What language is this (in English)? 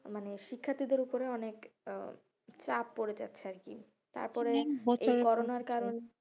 Bangla